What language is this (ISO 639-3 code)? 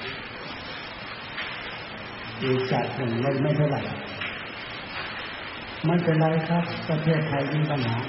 tha